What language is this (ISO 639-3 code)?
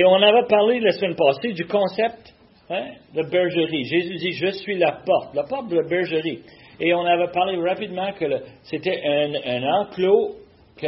fra